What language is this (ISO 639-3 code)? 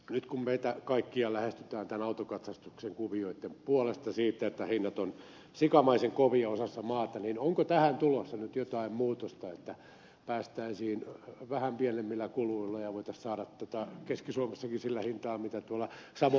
fin